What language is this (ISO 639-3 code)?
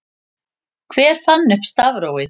isl